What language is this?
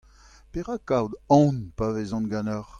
Breton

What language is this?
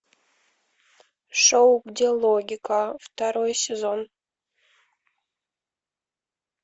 Russian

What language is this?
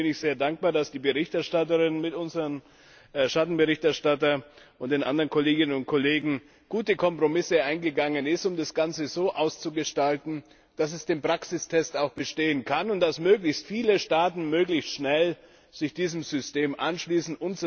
German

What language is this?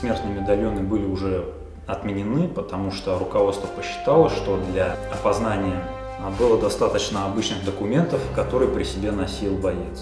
Russian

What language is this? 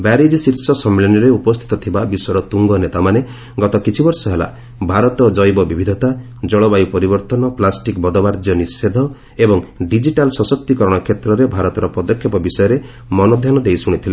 Odia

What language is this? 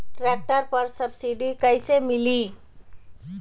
Bhojpuri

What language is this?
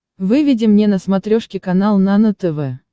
Russian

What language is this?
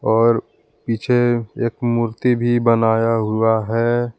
Hindi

